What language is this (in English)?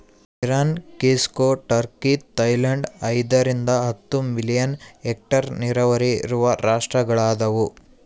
Kannada